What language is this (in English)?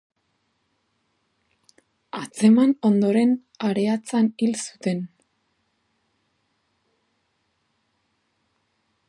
Basque